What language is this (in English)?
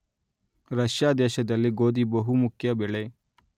Kannada